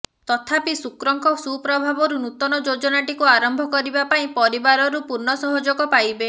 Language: Odia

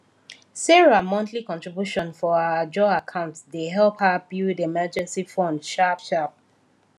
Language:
Nigerian Pidgin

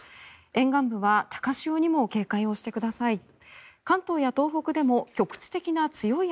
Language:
Japanese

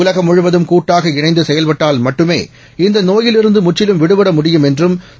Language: Tamil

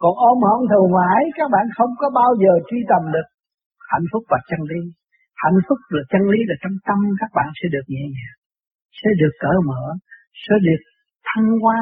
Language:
Vietnamese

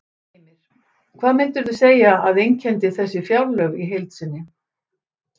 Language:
Icelandic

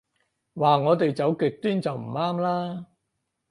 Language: Cantonese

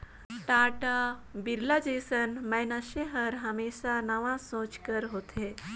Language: Chhattisgarhi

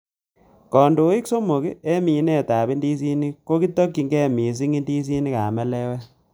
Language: Kalenjin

